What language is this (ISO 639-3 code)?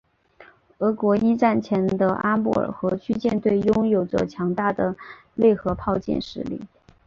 zho